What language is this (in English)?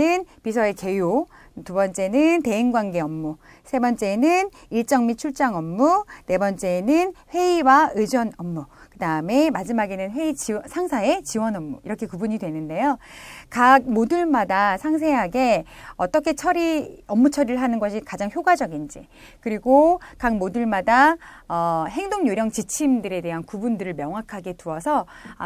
Korean